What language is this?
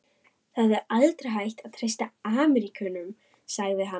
Icelandic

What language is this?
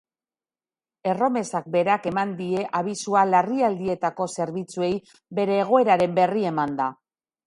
Basque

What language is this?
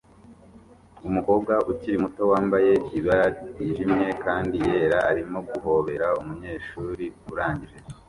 Kinyarwanda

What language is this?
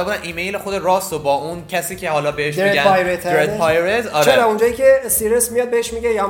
Persian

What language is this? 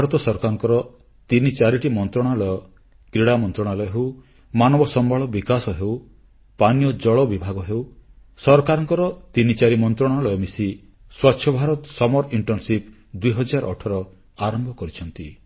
Odia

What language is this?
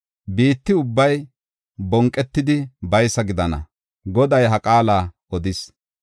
Gofa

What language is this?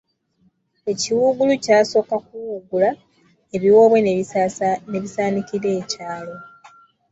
Ganda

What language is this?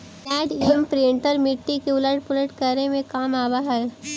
Magahi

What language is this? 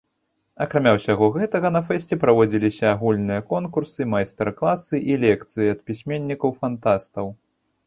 Belarusian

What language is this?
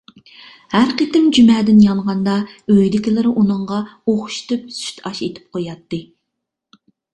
Uyghur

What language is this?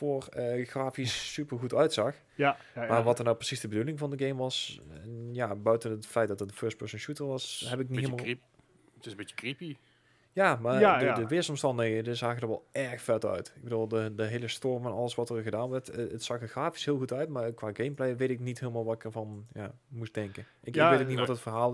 Dutch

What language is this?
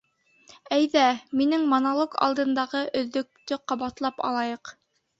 Bashkir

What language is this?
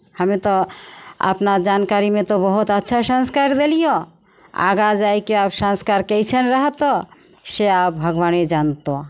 Maithili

